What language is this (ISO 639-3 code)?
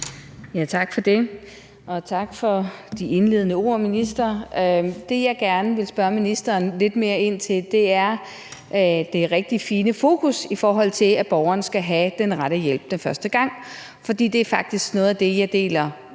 dan